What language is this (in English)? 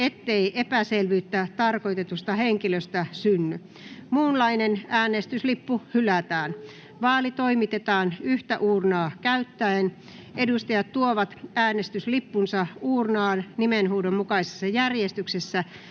Finnish